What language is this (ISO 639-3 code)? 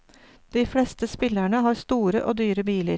nor